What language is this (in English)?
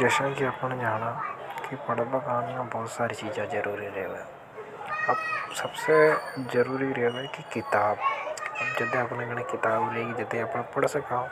Hadothi